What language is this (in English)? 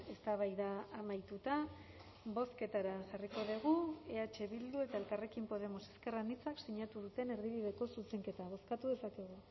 Basque